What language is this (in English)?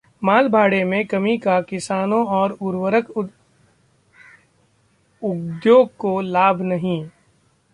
Hindi